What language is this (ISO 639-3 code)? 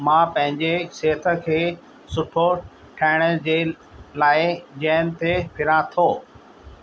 snd